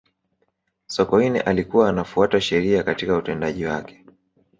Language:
Swahili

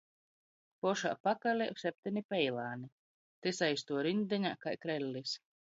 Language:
Latgalian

